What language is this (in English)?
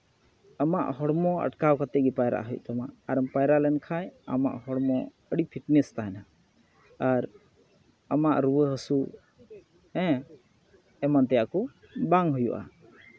Santali